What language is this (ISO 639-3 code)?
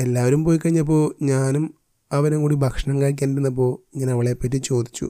mal